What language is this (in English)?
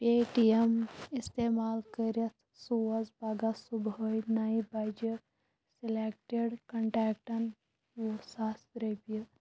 Kashmiri